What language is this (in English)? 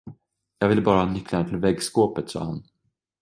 Swedish